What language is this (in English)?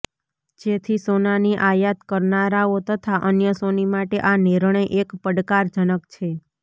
Gujarati